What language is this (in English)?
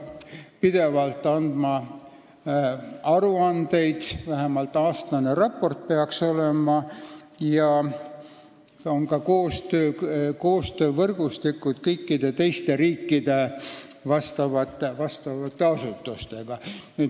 Estonian